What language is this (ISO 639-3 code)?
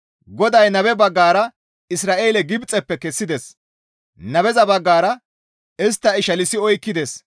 gmv